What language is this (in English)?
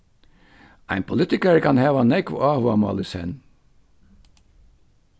Faroese